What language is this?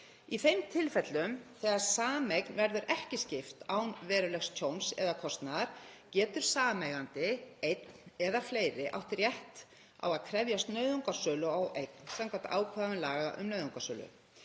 Icelandic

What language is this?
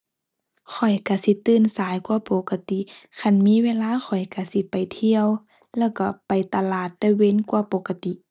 Thai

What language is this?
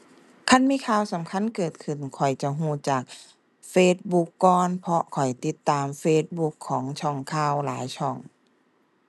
Thai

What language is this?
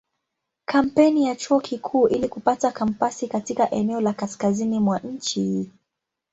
Swahili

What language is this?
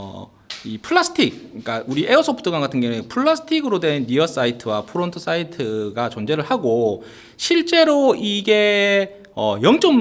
Korean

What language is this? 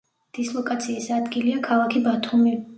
Georgian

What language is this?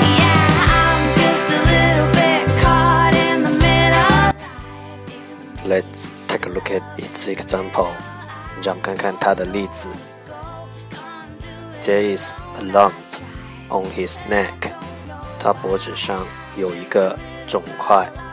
Chinese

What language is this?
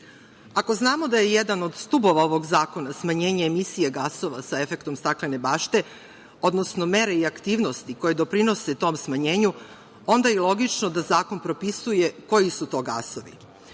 Serbian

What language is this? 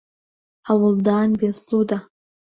Central Kurdish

